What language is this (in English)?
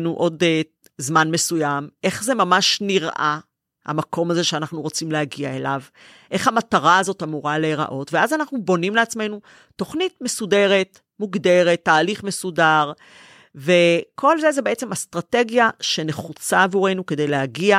Hebrew